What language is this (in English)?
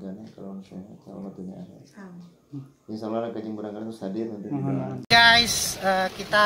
Indonesian